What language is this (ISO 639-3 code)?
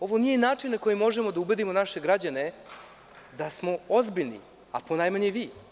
srp